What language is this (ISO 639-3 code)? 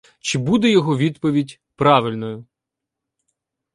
ukr